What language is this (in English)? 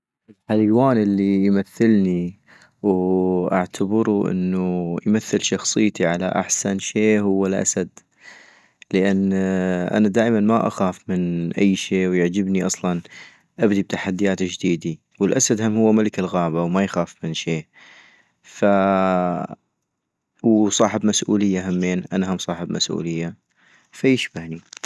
North Mesopotamian Arabic